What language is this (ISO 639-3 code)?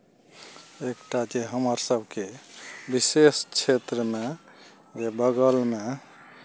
mai